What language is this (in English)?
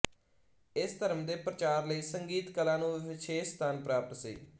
Punjabi